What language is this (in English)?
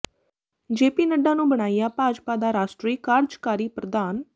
Punjabi